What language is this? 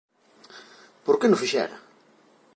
Galician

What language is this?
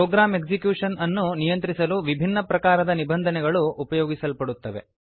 Kannada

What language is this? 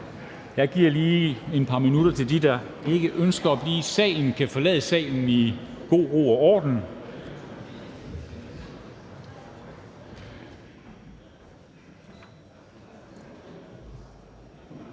Danish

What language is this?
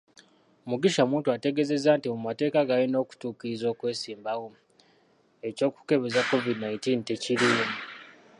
Ganda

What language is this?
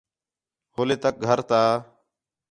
Khetrani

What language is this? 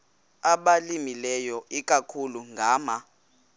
Xhosa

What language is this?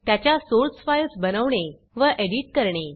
Marathi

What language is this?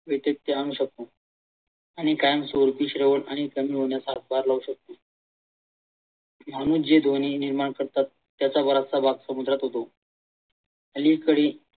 Marathi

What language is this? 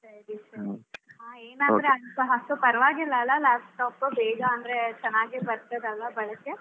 Kannada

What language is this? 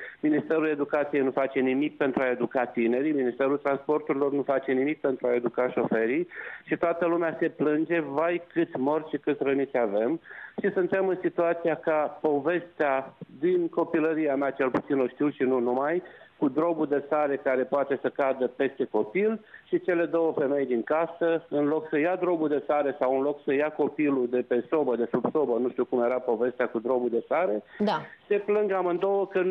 Romanian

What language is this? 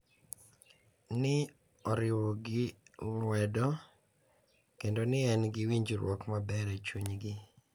Luo (Kenya and Tanzania)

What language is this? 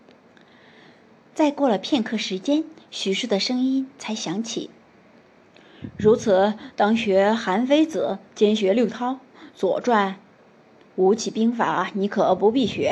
Chinese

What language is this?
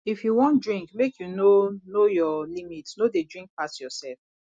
Nigerian Pidgin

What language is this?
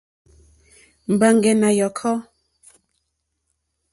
Mokpwe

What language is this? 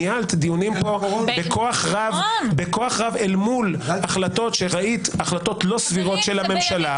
Hebrew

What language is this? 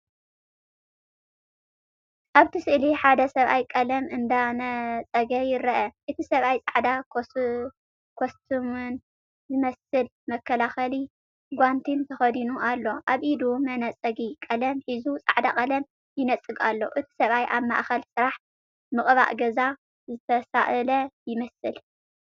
Tigrinya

